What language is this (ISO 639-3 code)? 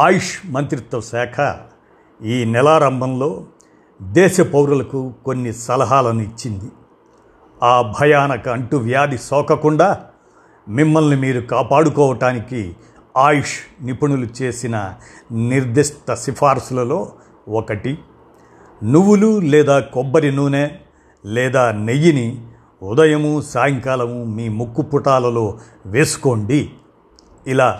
tel